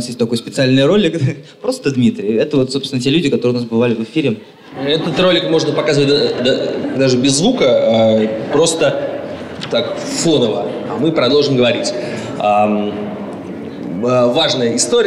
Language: Russian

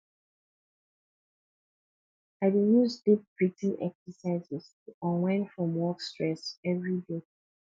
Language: Nigerian Pidgin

